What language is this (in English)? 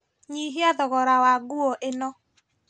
Kikuyu